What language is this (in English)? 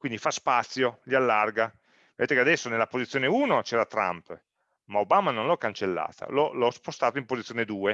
Italian